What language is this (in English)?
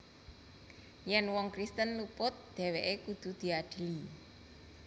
Javanese